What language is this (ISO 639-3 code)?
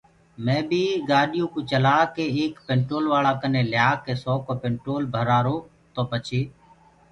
ggg